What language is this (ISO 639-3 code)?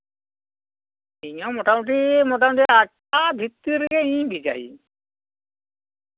sat